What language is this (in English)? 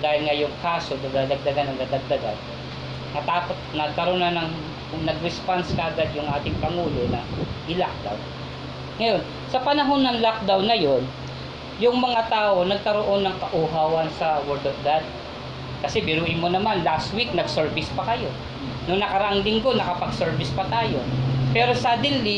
Filipino